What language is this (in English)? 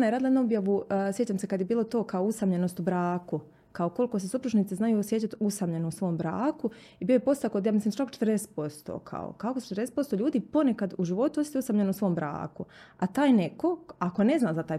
Croatian